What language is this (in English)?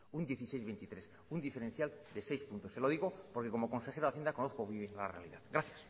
Spanish